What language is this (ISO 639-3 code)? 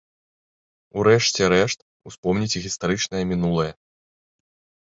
bel